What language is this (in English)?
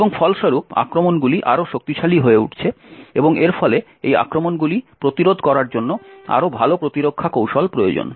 Bangla